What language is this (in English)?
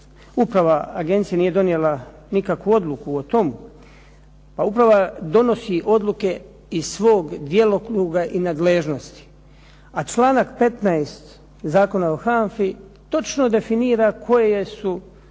Croatian